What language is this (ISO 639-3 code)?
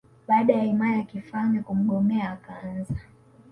swa